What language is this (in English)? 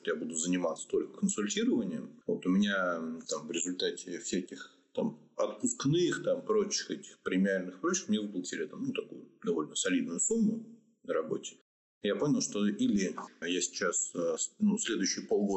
Russian